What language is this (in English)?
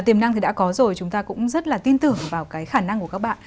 Vietnamese